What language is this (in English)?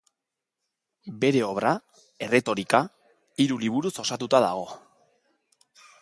Basque